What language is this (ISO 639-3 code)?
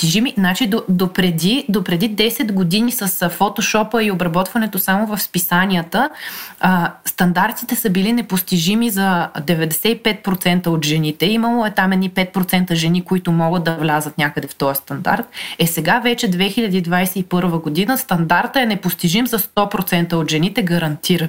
bul